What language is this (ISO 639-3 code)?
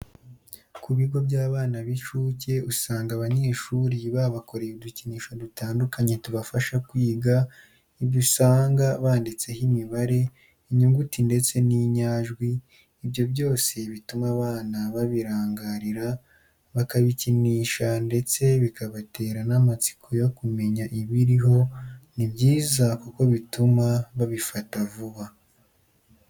kin